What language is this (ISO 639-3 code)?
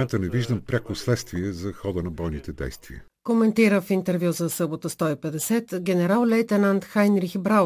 bul